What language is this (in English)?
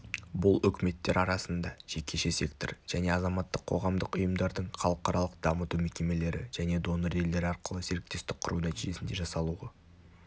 Kazakh